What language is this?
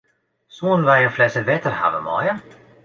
Western Frisian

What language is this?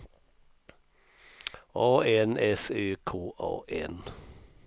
Swedish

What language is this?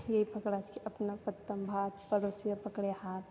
Maithili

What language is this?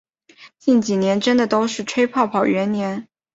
Chinese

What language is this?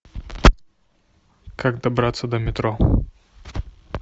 Russian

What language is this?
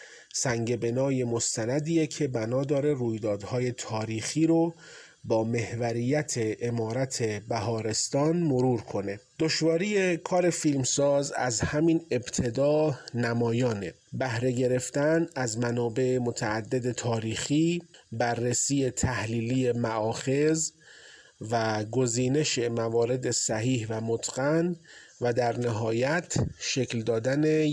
Persian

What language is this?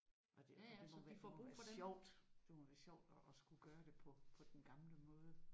Danish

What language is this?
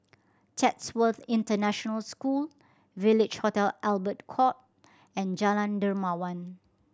English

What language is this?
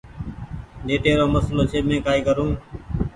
Goaria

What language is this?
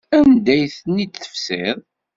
Kabyle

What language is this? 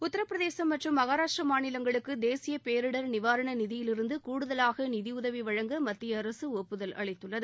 Tamil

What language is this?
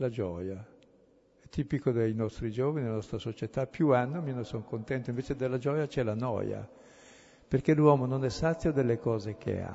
Italian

